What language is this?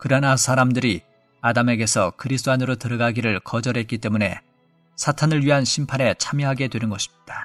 Korean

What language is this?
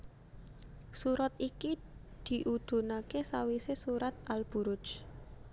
Javanese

